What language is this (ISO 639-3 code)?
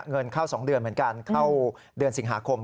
tha